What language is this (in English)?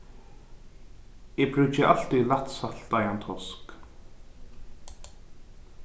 Faroese